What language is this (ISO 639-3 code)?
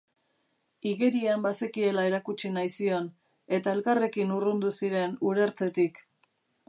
eus